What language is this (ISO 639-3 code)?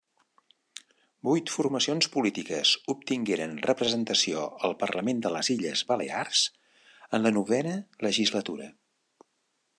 cat